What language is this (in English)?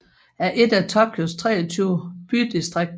Danish